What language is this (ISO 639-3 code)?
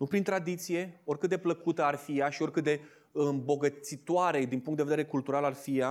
ron